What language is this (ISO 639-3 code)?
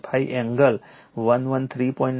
guj